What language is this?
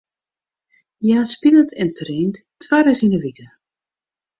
Western Frisian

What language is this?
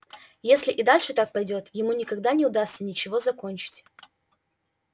Russian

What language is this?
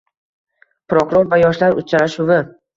Uzbek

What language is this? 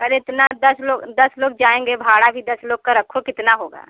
Hindi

